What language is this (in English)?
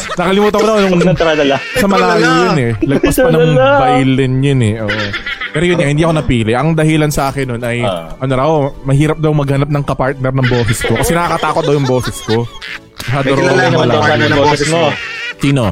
Filipino